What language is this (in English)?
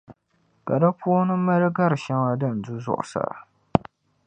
Dagbani